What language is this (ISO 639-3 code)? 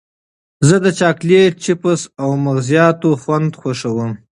pus